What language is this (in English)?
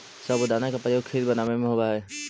Magahi